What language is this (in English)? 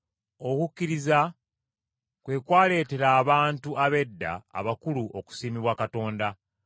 Ganda